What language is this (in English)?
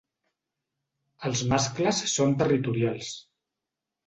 Catalan